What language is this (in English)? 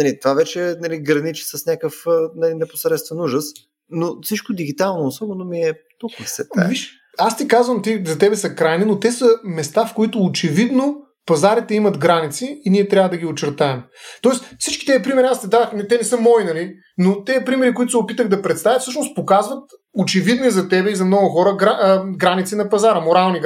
Bulgarian